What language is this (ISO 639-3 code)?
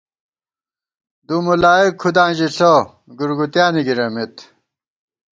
gwt